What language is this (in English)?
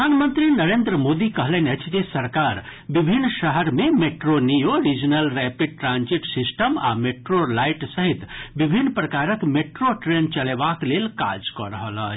Maithili